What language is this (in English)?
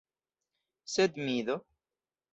Esperanto